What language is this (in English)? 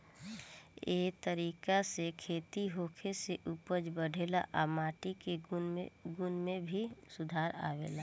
Bhojpuri